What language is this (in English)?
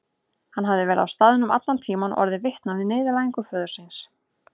Icelandic